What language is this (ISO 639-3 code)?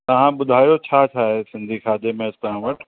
snd